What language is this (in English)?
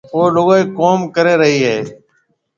Marwari (Pakistan)